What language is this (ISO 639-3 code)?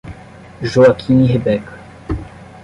por